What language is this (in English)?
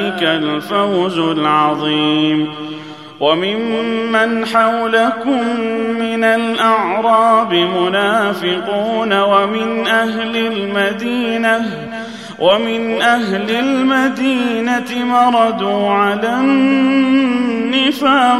Arabic